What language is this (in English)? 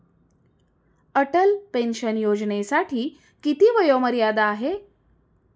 Marathi